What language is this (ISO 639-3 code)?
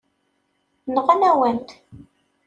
kab